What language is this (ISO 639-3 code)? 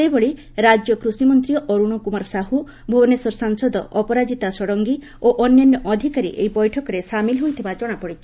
ori